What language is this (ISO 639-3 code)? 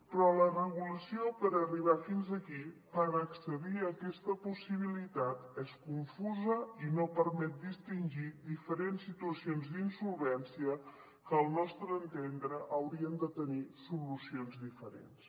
cat